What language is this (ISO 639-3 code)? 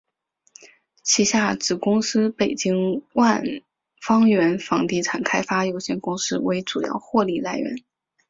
zho